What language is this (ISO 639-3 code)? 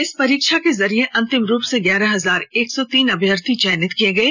hin